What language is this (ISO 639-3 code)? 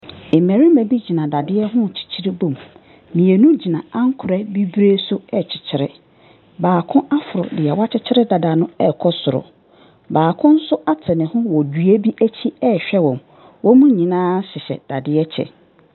aka